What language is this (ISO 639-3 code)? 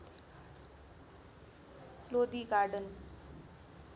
nep